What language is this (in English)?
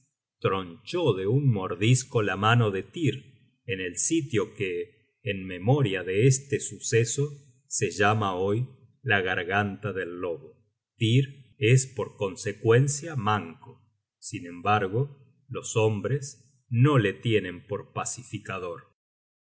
Spanish